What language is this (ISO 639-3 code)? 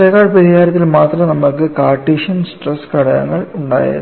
mal